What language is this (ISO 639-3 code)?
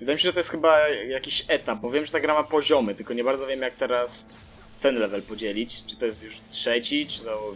pol